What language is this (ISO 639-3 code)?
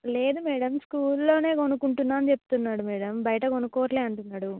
tel